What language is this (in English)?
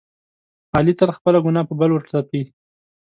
Pashto